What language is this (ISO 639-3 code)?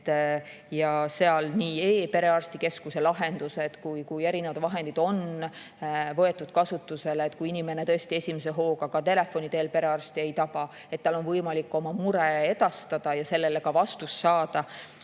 est